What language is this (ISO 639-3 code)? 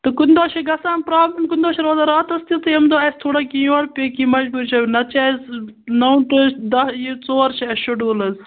kas